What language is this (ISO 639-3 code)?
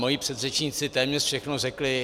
ces